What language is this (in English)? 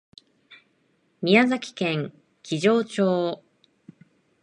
Japanese